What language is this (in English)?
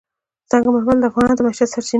Pashto